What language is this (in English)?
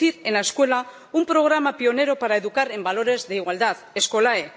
Spanish